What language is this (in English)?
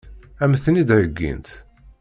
Kabyle